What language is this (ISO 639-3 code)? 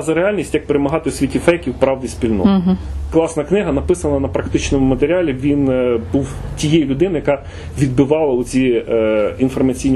ukr